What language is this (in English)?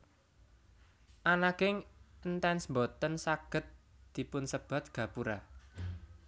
Javanese